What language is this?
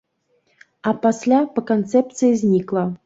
Belarusian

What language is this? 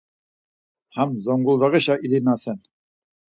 Laz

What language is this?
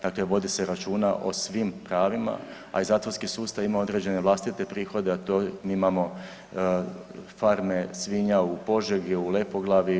Croatian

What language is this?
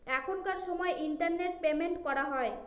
Bangla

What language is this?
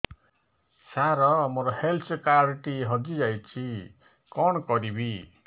Odia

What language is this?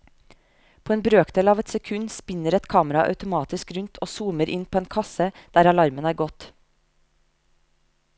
Norwegian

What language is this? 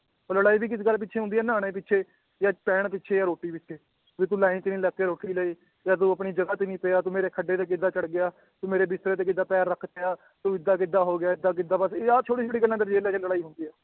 Punjabi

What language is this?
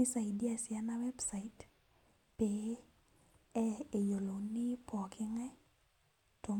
Masai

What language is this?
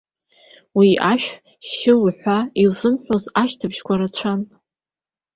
Abkhazian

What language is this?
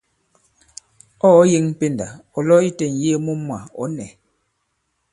Bankon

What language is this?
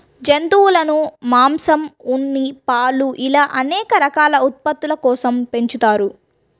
Telugu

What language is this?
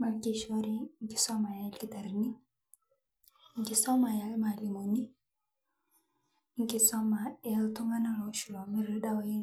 Masai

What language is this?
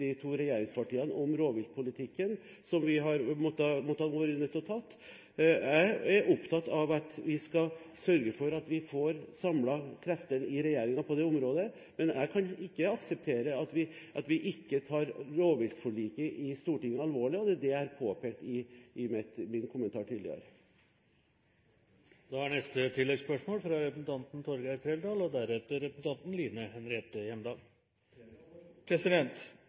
Norwegian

